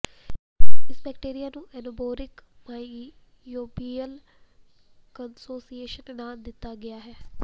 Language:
Punjabi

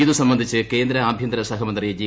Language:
Malayalam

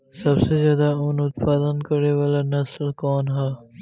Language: Bhojpuri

